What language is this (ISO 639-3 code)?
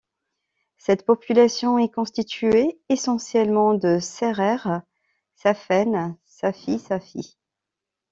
fra